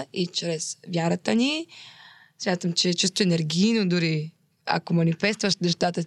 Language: Bulgarian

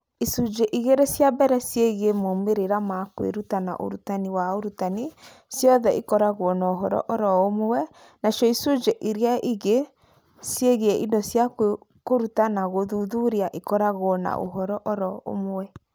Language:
Kikuyu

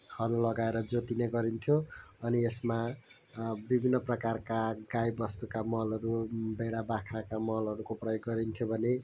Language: Nepali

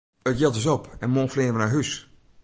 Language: Western Frisian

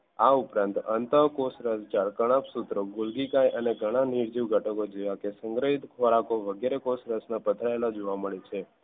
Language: Gujarati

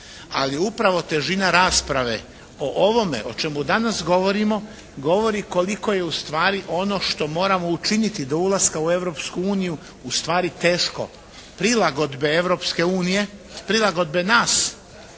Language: Croatian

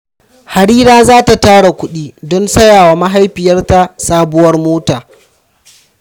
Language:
Hausa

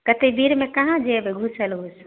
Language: Maithili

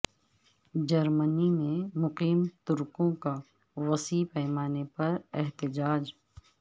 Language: Urdu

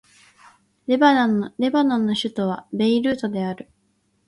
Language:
Japanese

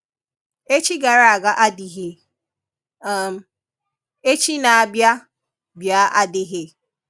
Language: Igbo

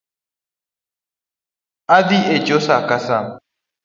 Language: Luo (Kenya and Tanzania)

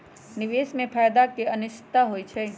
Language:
Magahi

